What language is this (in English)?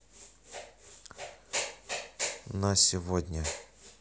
Russian